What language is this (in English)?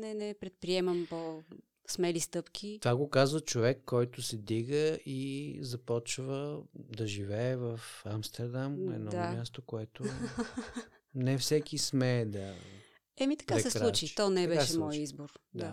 Bulgarian